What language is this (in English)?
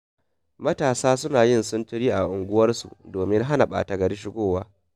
Hausa